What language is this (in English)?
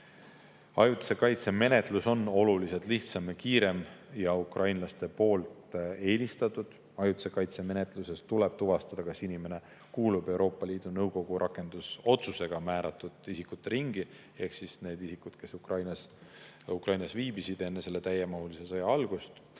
Estonian